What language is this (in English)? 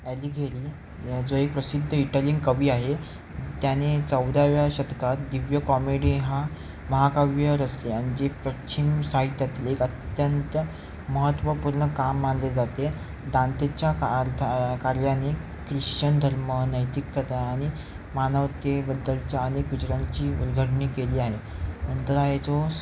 Marathi